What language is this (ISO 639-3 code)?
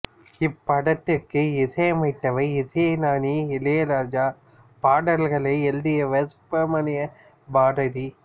tam